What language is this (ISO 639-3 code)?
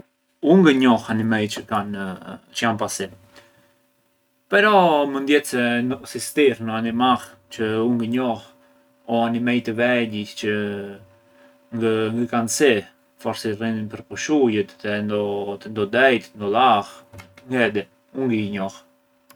aae